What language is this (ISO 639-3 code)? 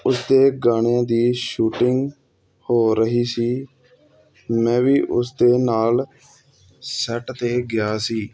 pan